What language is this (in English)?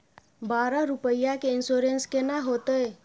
Maithili